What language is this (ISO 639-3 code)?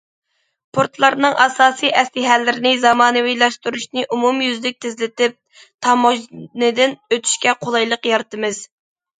uig